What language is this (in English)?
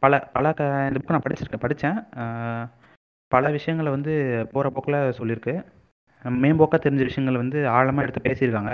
Tamil